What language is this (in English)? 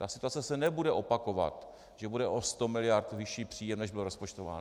Czech